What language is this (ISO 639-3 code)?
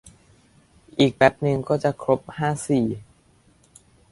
tha